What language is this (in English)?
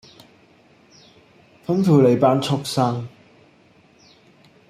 Cantonese